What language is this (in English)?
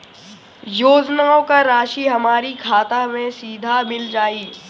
Bhojpuri